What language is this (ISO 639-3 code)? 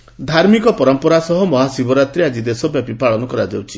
ori